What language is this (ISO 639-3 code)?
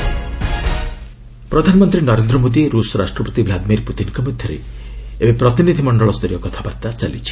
ori